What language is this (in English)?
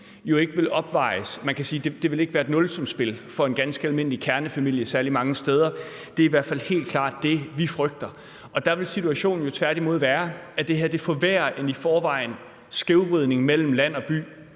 Danish